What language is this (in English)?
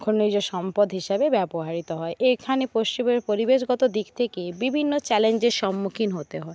Bangla